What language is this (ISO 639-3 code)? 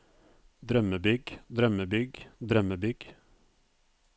nor